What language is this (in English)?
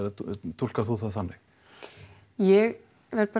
Icelandic